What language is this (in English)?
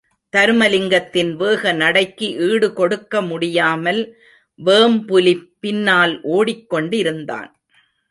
Tamil